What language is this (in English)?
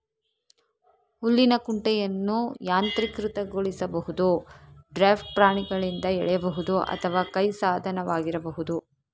Kannada